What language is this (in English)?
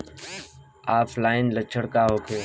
Bhojpuri